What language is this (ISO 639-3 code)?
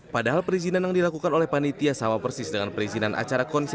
ind